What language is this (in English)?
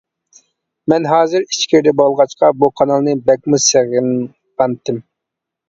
Uyghur